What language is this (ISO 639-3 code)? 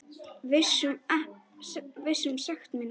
isl